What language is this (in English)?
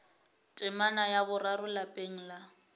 Northern Sotho